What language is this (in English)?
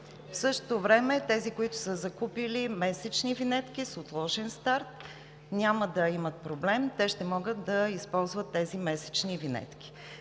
Bulgarian